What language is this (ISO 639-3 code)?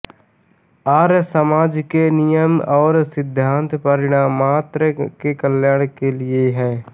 hin